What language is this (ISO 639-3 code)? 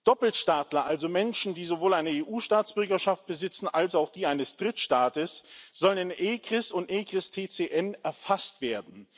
deu